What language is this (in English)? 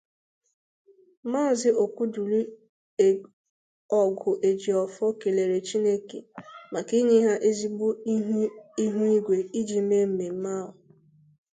Igbo